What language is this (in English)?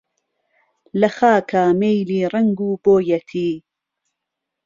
Central Kurdish